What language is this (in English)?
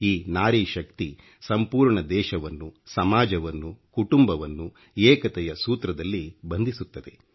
Kannada